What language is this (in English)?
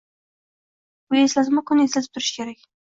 Uzbek